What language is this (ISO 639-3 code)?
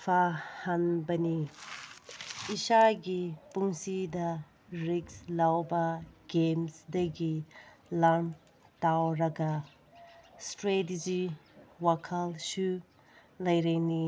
mni